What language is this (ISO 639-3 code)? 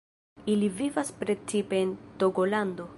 epo